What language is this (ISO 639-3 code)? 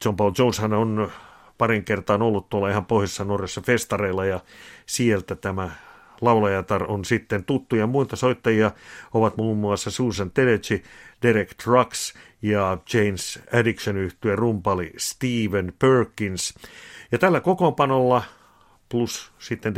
fin